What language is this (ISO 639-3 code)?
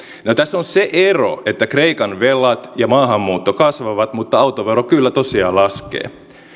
fin